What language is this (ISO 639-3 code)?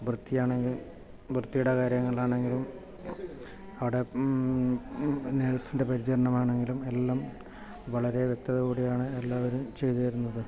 mal